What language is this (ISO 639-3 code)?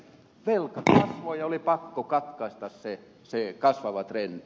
fin